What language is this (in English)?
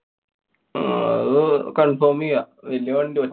Malayalam